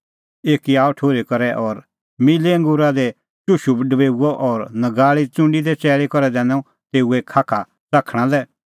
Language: Kullu Pahari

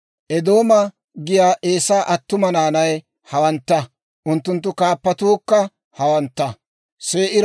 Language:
Dawro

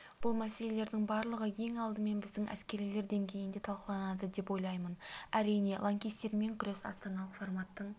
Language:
Kazakh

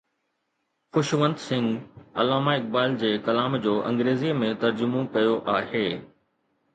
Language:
Sindhi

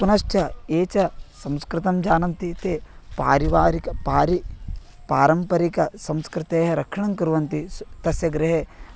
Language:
Sanskrit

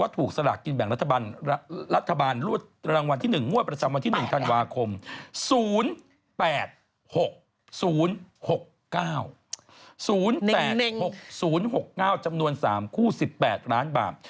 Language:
Thai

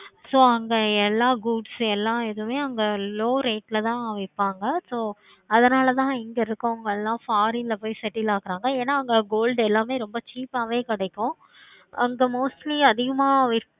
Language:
Tamil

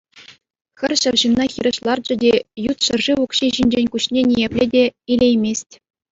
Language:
Chuvash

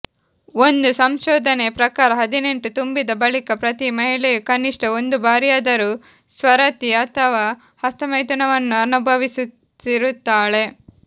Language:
Kannada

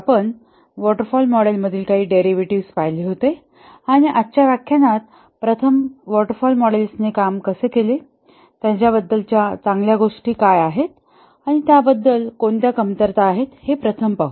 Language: Marathi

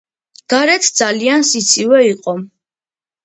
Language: Georgian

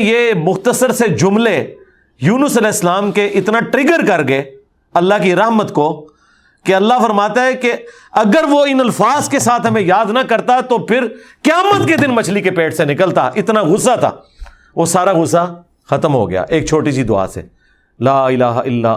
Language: Urdu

